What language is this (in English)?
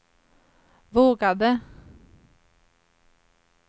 Swedish